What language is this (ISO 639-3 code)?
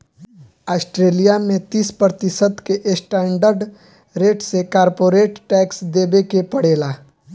bho